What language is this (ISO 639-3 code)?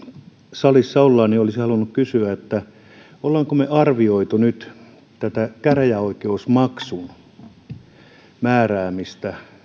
fin